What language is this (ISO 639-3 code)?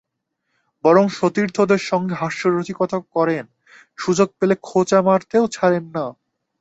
ben